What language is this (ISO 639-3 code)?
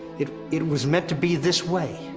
eng